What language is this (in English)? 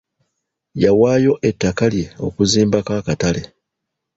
Ganda